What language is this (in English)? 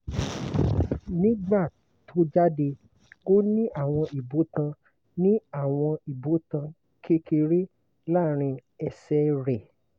Yoruba